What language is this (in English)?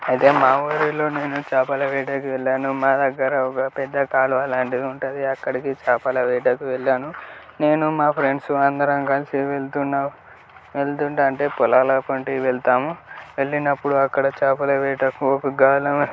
Telugu